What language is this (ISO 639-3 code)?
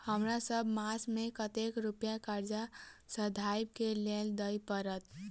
mai